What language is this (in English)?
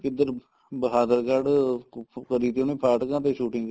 Punjabi